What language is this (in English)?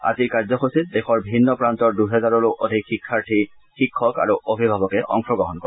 Assamese